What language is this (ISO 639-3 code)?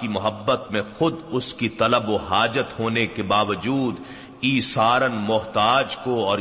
urd